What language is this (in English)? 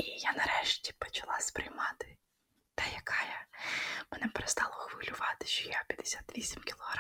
Ukrainian